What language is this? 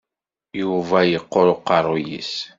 Kabyle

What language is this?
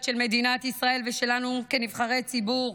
Hebrew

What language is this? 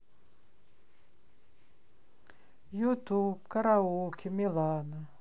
Russian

